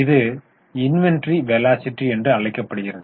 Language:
Tamil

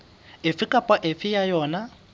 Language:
Southern Sotho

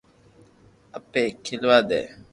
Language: Loarki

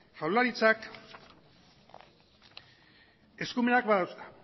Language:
Basque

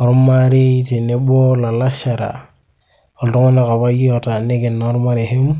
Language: Masai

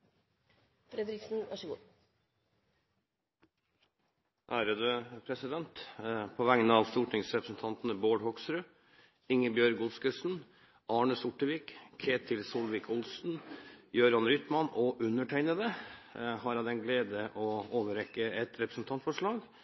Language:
Norwegian Nynorsk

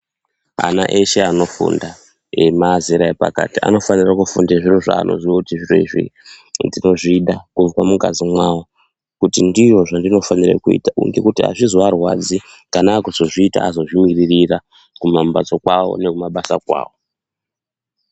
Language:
Ndau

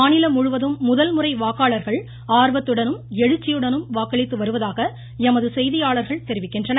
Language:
Tamil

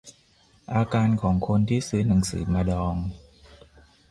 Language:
Thai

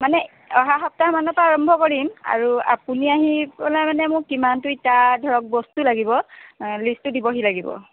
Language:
Assamese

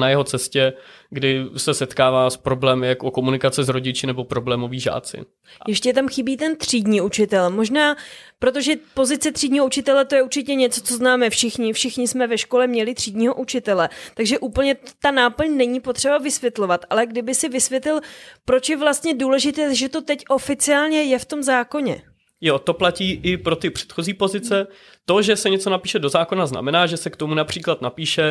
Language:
Czech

